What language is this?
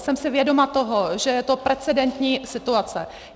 Czech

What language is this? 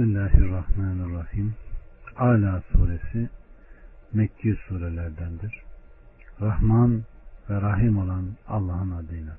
Turkish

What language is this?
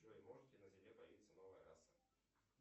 Russian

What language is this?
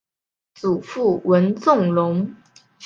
Chinese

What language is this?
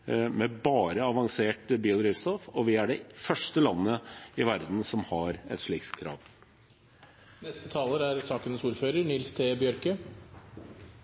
Norwegian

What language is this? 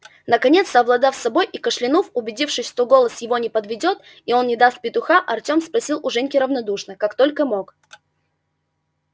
Russian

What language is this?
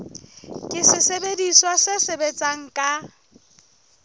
Southern Sotho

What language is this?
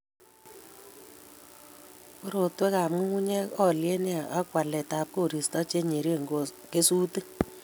Kalenjin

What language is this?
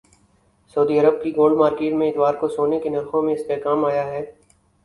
Urdu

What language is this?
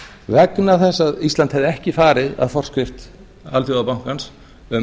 Icelandic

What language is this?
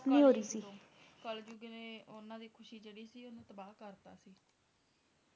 Punjabi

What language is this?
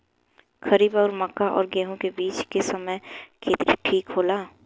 Bhojpuri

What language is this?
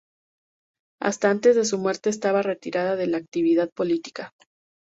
Spanish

